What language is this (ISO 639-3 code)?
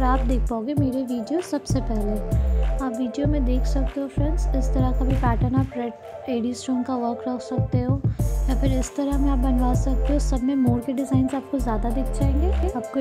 hin